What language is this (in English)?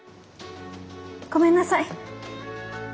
Japanese